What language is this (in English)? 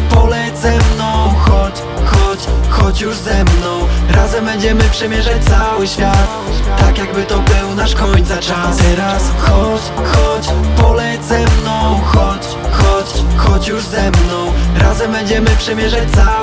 Polish